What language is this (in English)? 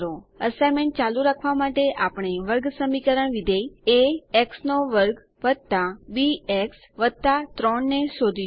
Gujarati